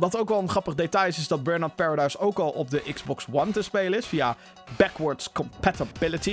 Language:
Dutch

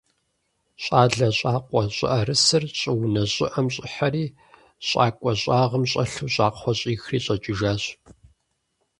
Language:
Kabardian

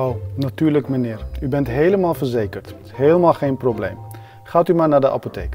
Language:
Dutch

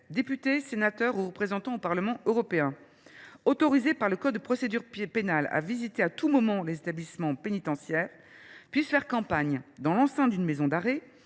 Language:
French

